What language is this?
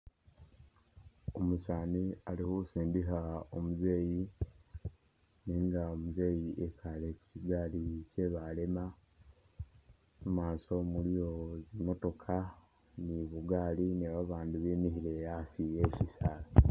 Masaaba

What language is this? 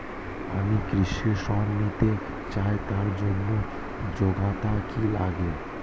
Bangla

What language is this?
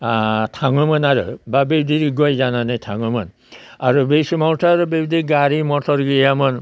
Bodo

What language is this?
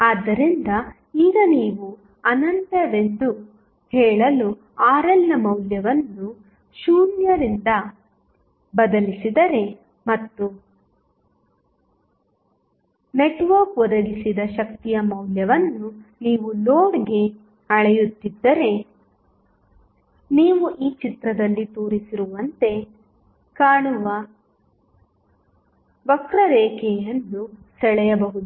Kannada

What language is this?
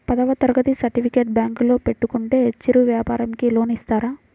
Telugu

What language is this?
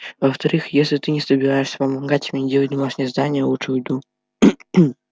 Russian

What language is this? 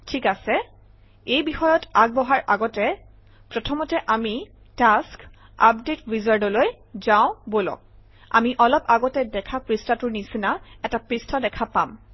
Assamese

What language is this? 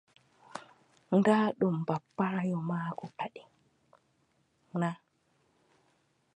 Adamawa Fulfulde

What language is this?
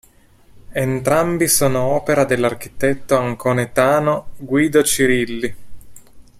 Italian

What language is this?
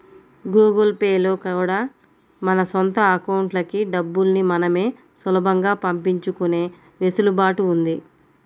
Telugu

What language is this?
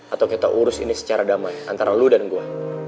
Indonesian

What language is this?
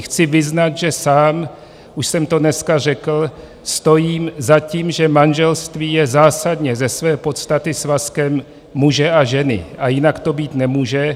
Czech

